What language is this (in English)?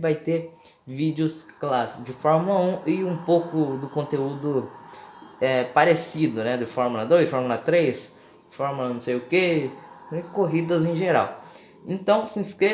Portuguese